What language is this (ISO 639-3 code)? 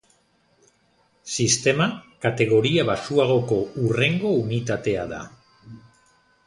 eus